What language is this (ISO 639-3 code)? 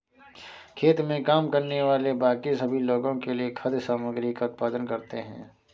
hin